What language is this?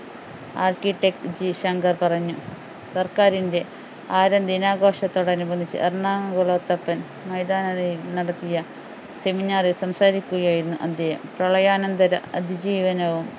Malayalam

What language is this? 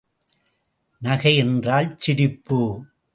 Tamil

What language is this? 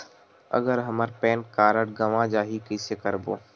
Chhattisgarhi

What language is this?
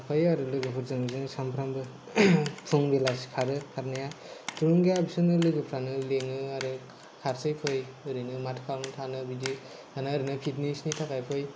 Bodo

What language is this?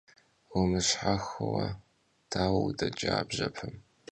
Kabardian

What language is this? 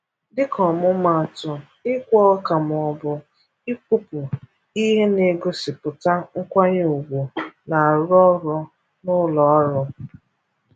Igbo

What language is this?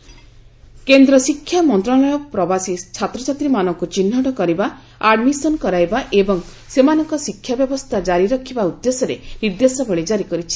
Odia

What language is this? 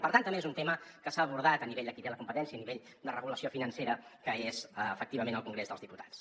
Catalan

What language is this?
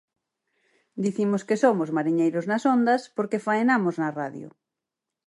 Galician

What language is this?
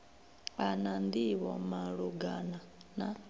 Venda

